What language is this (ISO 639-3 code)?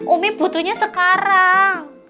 ind